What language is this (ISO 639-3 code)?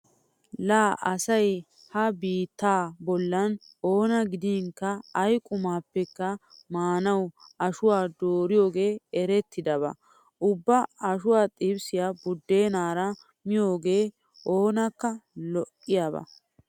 wal